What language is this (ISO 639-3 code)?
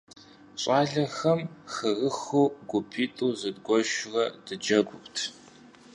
kbd